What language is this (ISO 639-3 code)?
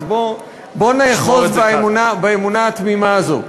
heb